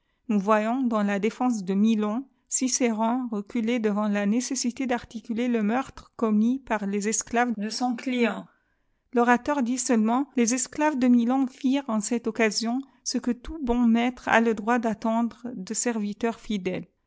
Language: French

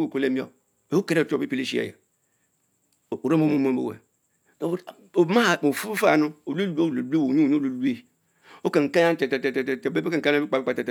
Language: Mbe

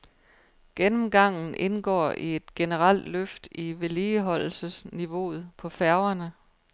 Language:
Danish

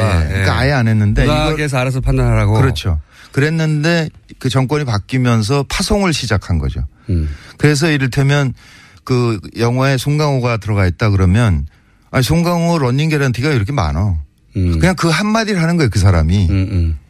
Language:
Korean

